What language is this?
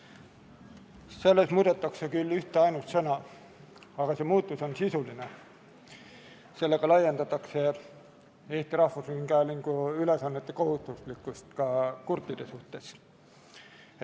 Estonian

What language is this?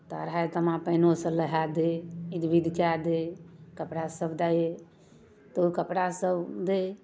Maithili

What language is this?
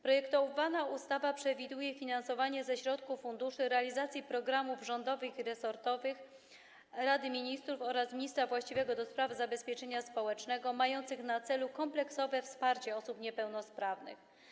Polish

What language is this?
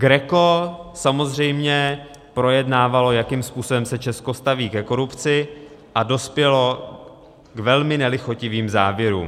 Czech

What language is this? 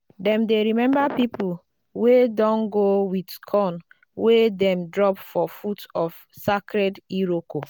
Nigerian Pidgin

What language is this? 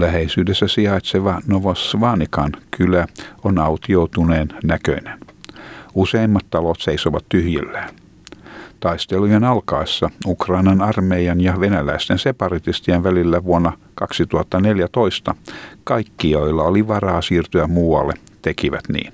Finnish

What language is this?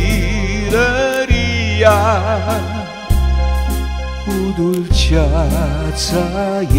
Romanian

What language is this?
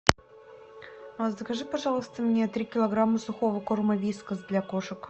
Russian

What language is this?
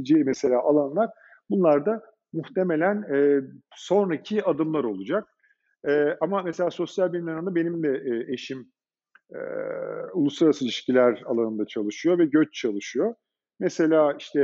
Turkish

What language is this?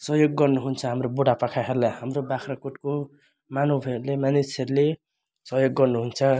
Nepali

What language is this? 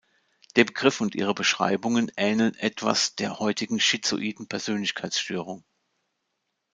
German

